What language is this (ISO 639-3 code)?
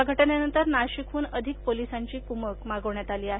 mar